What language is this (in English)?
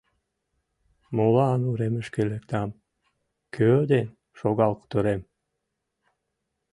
Mari